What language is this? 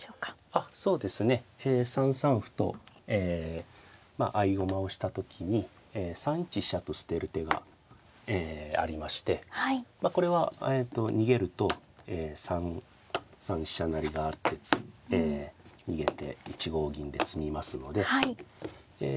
Japanese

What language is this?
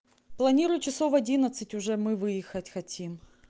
Russian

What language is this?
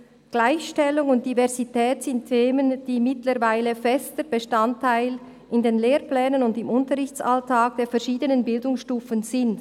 Swiss German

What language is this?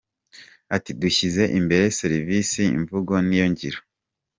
Kinyarwanda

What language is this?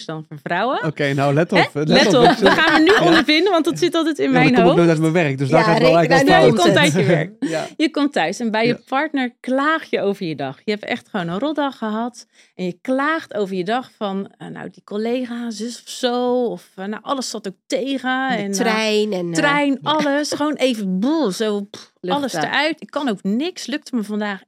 Dutch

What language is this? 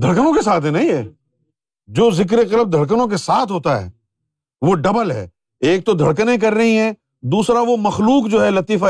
Urdu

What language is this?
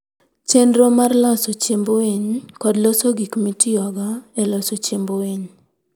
Luo (Kenya and Tanzania)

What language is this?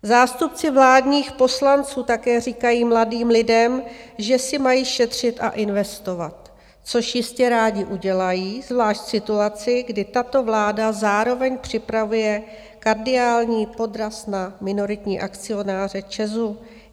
Czech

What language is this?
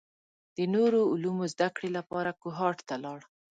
Pashto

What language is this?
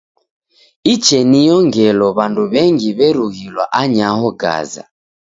Taita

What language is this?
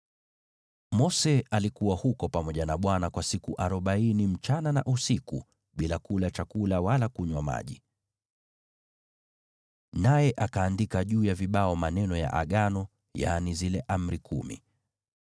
Swahili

